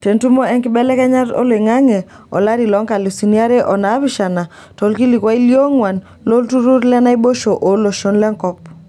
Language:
Masai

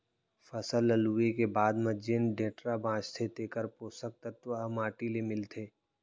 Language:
Chhattisgarhi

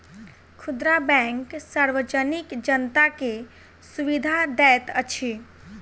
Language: Maithili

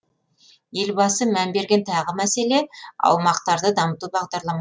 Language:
Kazakh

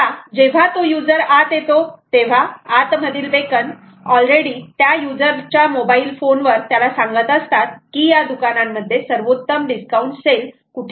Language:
Marathi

